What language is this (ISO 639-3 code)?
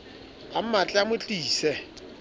sot